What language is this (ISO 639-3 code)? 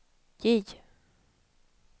swe